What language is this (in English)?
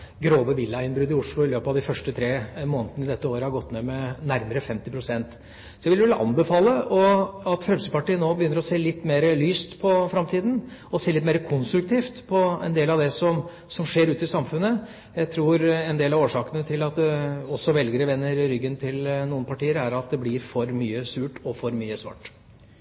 Norwegian Bokmål